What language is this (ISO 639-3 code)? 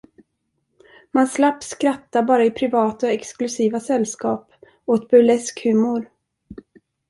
swe